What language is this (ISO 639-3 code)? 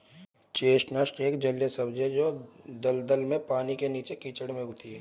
hin